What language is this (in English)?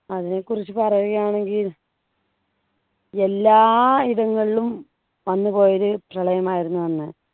Malayalam